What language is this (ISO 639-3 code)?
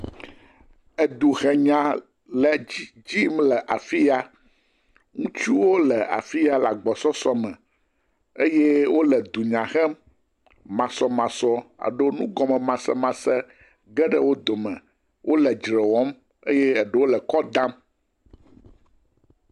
ewe